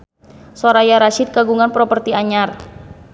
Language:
Sundanese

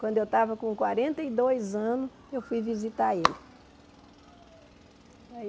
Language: Portuguese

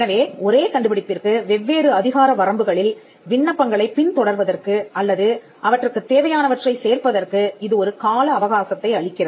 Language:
Tamil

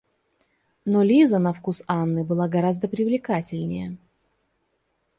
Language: Russian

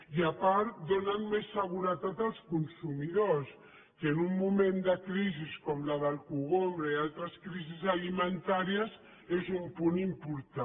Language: Catalan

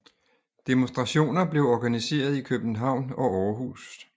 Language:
Danish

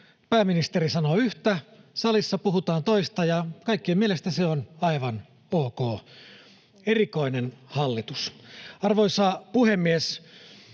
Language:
Finnish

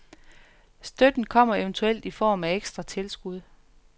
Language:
Danish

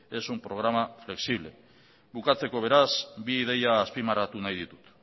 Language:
Basque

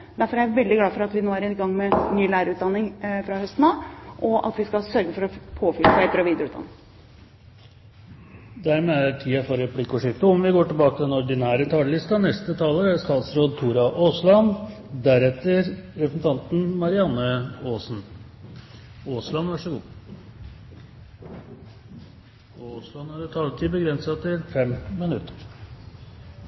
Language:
Norwegian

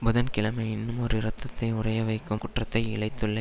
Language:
Tamil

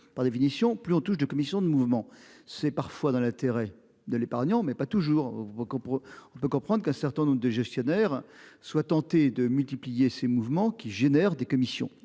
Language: French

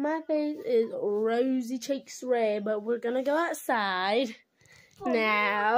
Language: English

